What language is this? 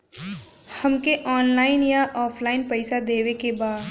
Bhojpuri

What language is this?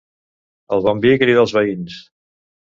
Catalan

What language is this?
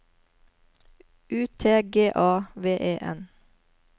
Norwegian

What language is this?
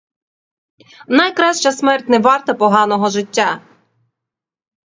Ukrainian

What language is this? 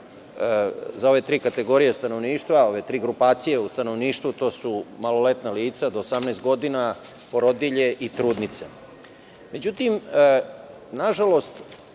Serbian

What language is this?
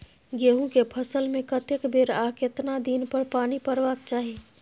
Maithili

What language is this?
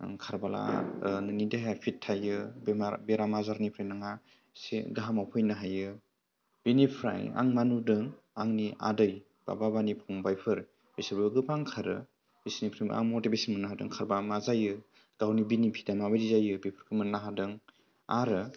Bodo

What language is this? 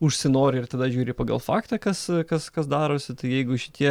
Lithuanian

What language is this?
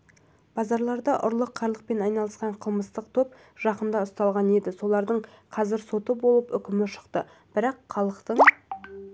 Kazakh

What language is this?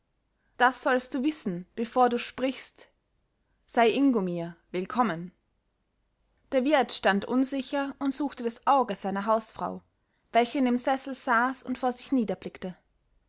German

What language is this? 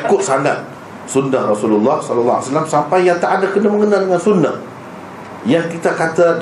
Malay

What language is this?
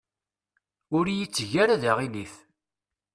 Kabyle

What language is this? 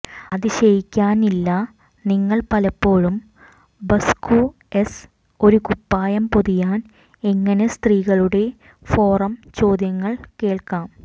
Malayalam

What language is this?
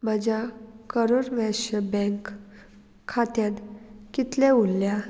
Konkani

